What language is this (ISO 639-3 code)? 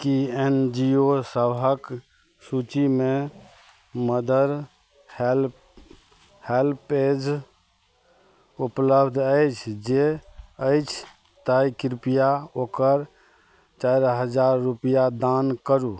mai